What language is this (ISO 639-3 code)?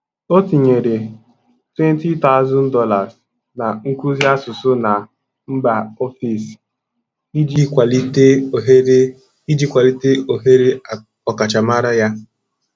ibo